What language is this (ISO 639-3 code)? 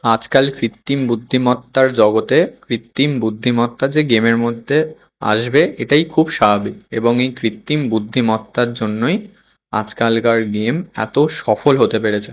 ben